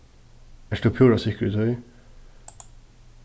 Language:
Faroese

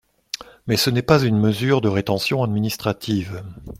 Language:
French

